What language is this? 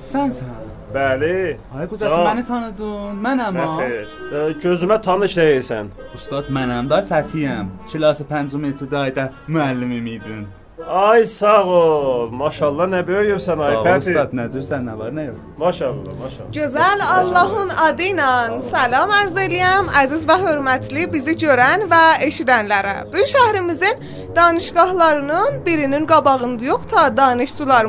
Persian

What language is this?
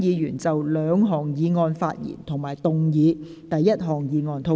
Cantonese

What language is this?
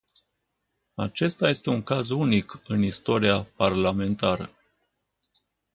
Romanian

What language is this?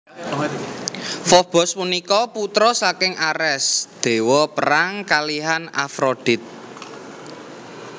Javanese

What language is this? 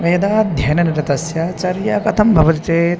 Sanskrit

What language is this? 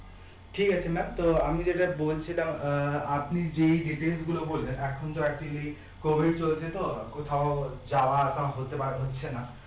Bangla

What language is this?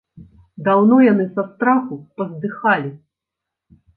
Belarusian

